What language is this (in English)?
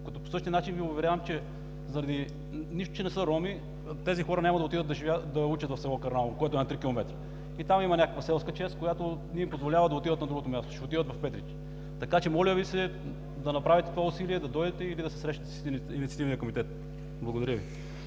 Bulgarian